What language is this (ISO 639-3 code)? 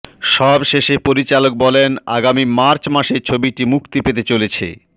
ben